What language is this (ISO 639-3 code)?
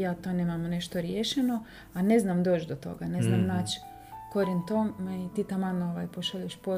hrv